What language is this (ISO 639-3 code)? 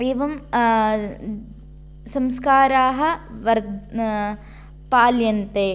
san